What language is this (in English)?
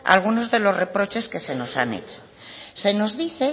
Spanish